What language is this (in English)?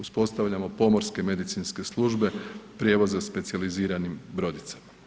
Croatian